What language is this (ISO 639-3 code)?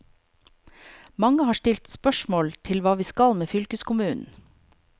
nor